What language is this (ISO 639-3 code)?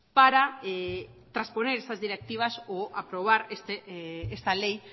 spa